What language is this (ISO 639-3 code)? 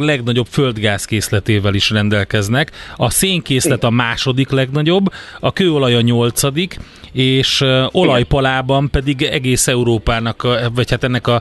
hun